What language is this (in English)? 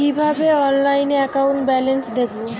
Bangla